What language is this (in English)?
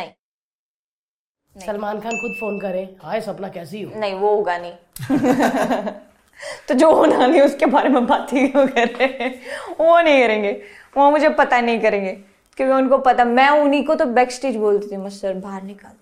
Hindi